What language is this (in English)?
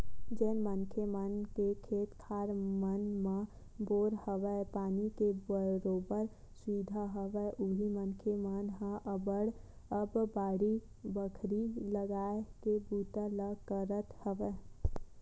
Chhattisgarhi